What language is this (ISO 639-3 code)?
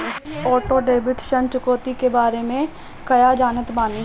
bho